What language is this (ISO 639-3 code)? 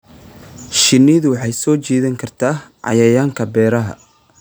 som